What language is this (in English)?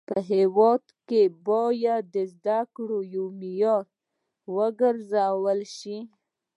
Pashto